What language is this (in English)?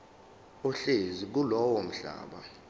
Zulu